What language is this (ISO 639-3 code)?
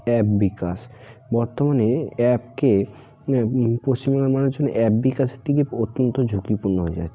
ben